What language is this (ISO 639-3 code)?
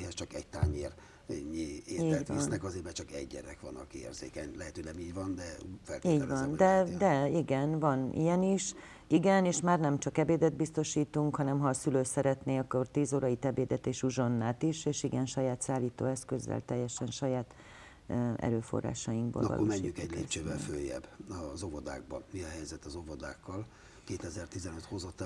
hun